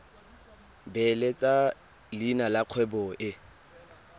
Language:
Tswana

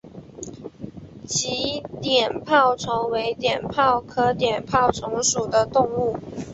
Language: Chinese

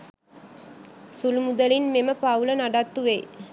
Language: Sinhala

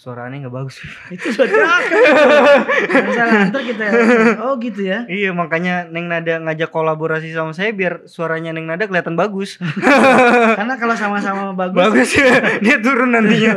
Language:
Indonesian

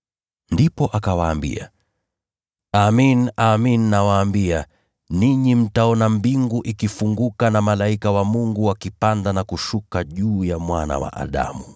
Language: Swahili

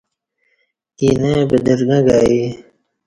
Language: Kati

